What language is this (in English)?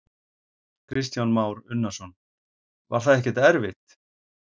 Icelandic